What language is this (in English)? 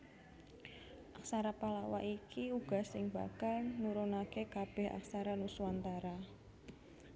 Javanese